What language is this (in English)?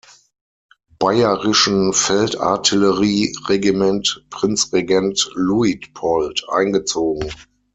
German